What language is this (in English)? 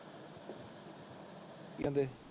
Punjabi